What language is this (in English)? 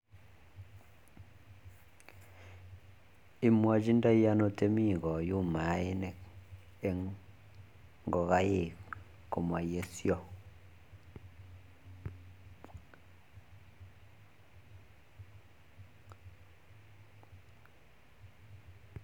Kalenjin